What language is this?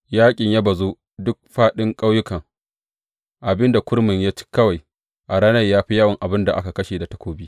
Hausa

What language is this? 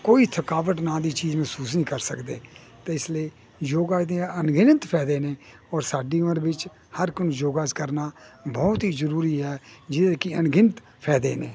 Punjabi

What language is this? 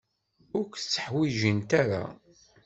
Kabyle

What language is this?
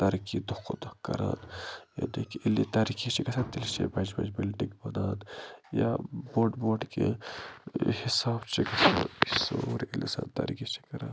Kashmiri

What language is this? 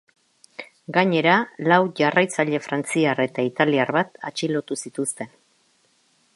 Basque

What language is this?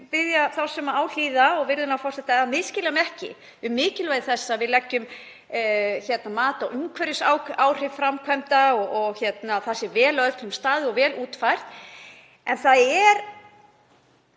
Icelandic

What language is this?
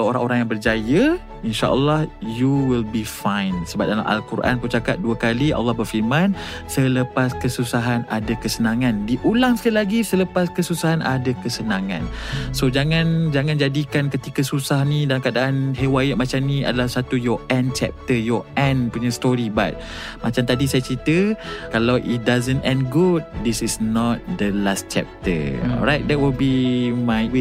Malay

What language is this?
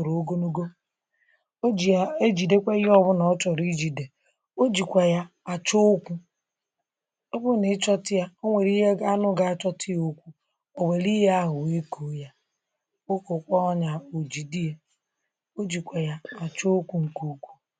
Igbo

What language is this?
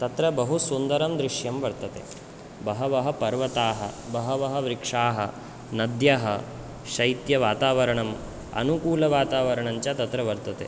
Sanskrit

